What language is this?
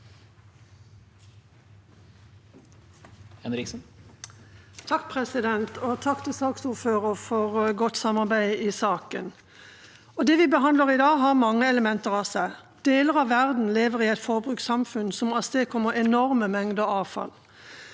Norwegian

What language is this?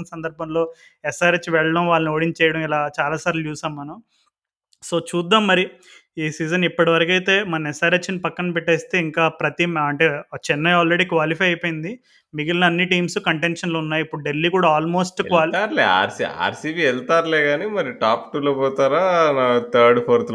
Telugu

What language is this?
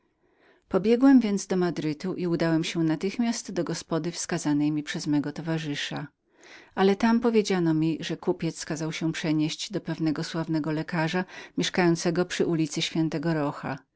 Polish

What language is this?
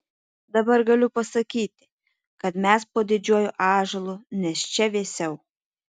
Lithuanian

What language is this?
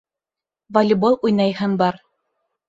Bashkir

